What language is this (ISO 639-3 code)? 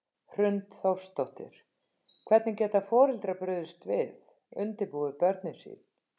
isl